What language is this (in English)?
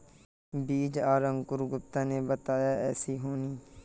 Magahi